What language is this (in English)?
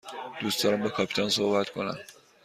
Persian